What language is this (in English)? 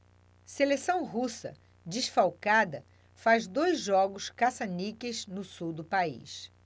Portuguese